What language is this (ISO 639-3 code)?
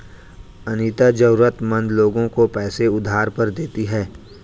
hin